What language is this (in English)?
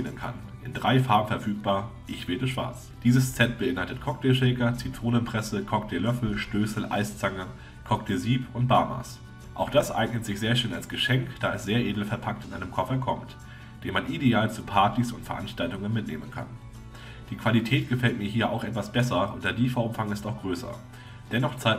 German